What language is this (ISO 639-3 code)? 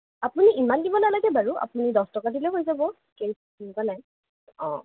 asm